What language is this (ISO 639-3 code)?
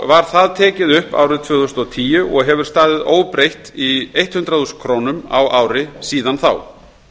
isl